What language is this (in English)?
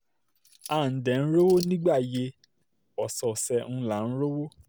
Yoruba